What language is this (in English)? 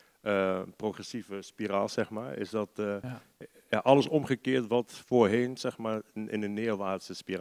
Dutch